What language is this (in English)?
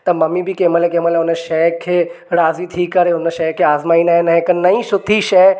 Sindhi